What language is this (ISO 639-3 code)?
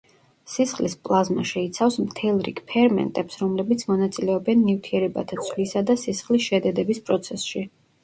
kat